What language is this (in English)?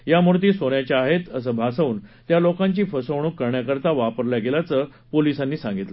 Marathi